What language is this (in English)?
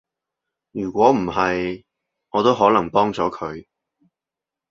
Cantonese